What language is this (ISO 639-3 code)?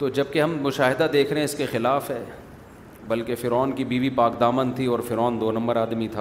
urd